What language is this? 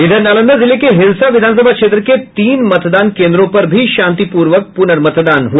Hindi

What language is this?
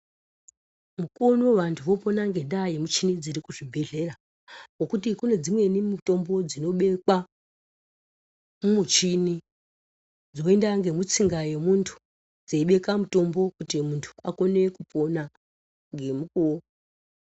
Ndau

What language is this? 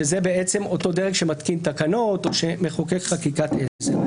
Hebrew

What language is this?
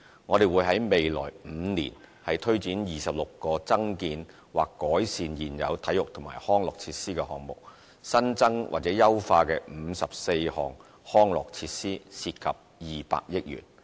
Cantonese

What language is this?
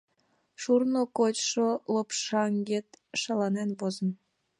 Mari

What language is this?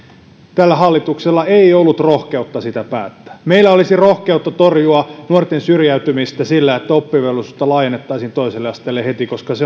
Finnish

